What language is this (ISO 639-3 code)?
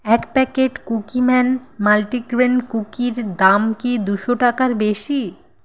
ben